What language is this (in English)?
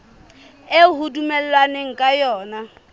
Southern Sotho